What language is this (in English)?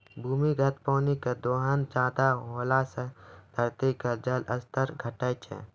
Maithili